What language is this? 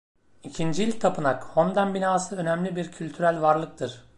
Turkish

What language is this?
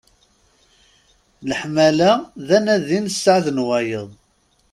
Kabyle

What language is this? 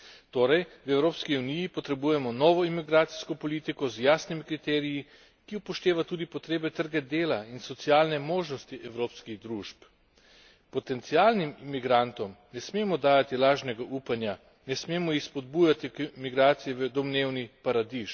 Slovenian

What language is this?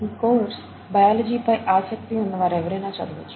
Telugu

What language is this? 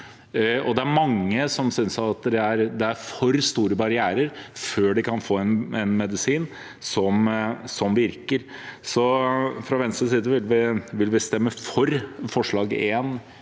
Norwegian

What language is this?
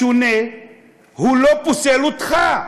Hebrew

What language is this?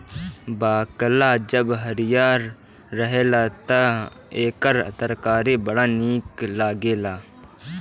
Bhojpuri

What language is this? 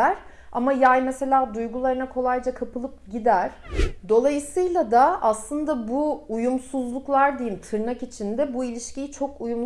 Turkish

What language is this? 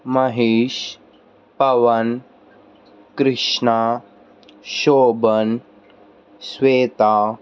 Telugu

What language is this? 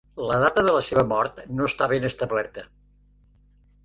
Catalan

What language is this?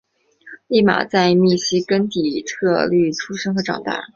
Chinese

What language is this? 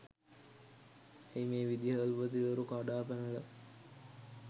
Sinhala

